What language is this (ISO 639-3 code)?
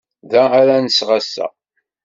kab